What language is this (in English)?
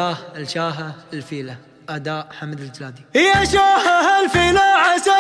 Arabic